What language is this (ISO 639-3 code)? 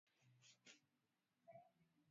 swa